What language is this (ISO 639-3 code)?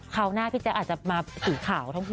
tha